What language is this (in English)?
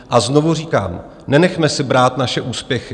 Czech